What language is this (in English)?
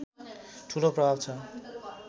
Nepali